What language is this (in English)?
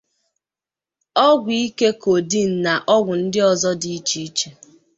Igbo